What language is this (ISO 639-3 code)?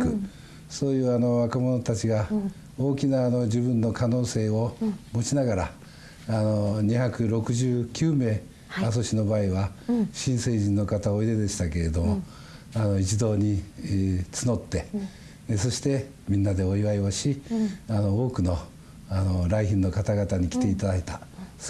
jpn